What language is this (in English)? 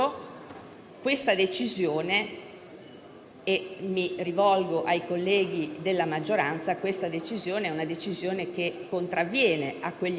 Italian